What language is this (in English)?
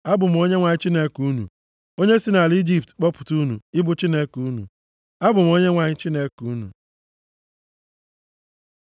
Igbo